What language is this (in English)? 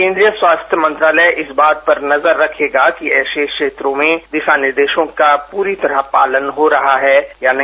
Hindi